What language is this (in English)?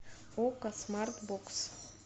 Russian